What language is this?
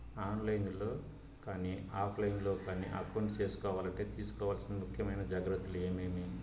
Telugu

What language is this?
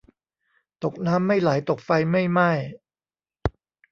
Thai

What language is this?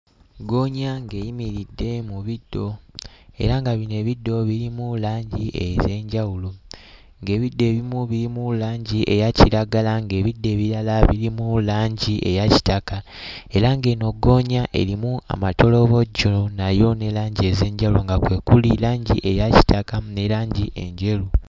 Ganda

